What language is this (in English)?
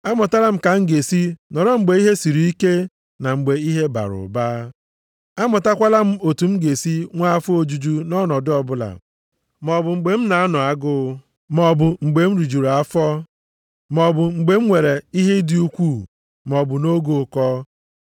Igbo